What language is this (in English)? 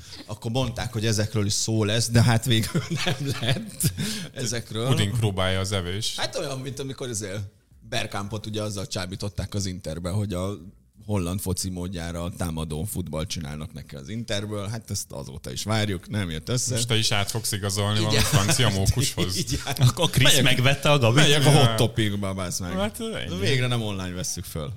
Hungarian